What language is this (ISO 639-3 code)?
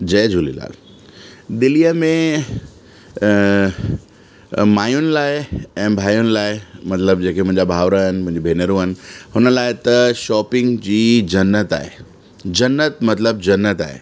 snd